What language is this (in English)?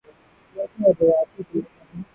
Urdu